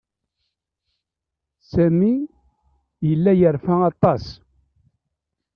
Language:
Kabyle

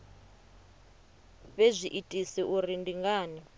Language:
Venda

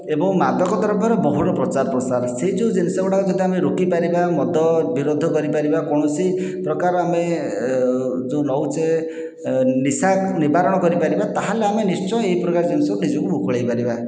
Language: Odia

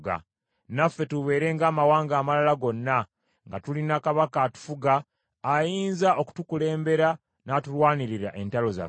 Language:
Ganda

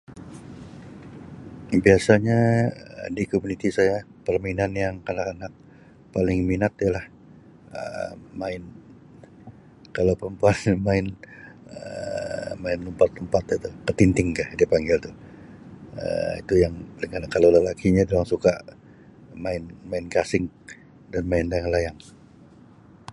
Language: Sabah Malay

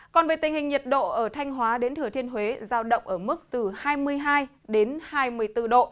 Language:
Vietnamese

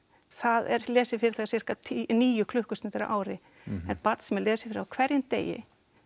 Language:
Icelandic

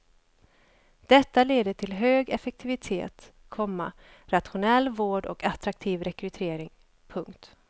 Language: Swedish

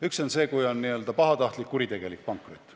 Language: Estonian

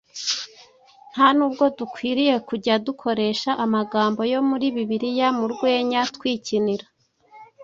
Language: Kinyarwanda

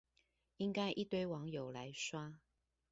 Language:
Chinese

